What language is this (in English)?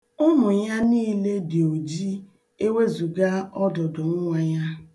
Igbo